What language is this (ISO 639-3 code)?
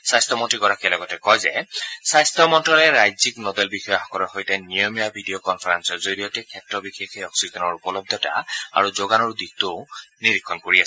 asm